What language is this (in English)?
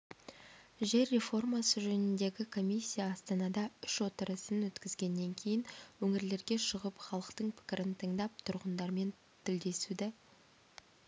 Kazakh